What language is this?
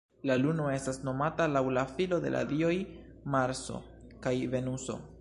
Esperanto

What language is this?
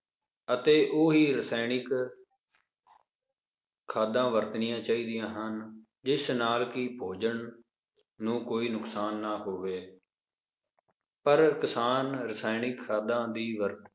Punjabi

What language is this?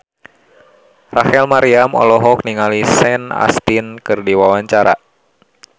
Sundanese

